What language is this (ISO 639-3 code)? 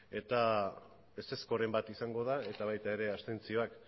eus